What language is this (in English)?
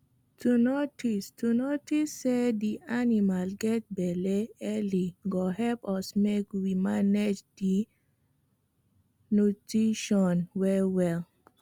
Nigerian Pidgin